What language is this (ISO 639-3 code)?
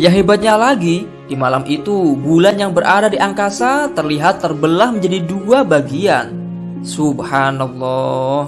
ind